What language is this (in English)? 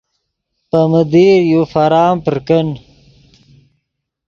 Yidgha